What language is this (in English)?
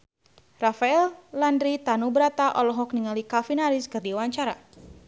Sundanese